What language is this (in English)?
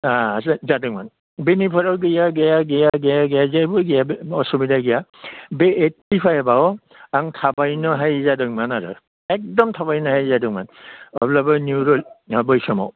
Bodo